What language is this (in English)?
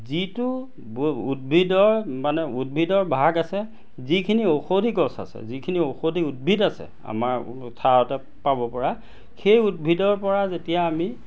Assamese